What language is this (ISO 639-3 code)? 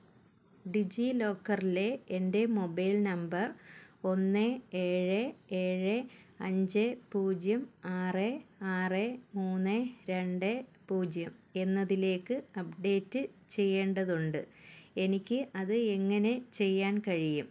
mal